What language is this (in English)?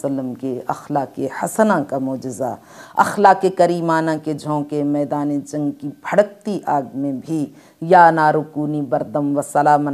Arabic